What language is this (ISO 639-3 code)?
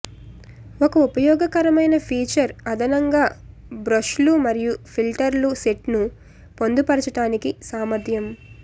tel